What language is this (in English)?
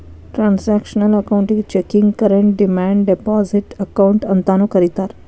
Kannada